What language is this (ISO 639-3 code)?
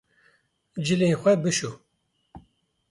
kur